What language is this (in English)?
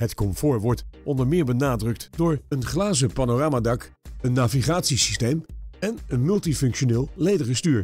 Dutch